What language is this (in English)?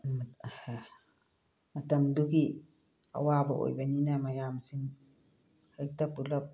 Manipuri